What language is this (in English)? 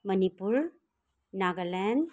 Nepali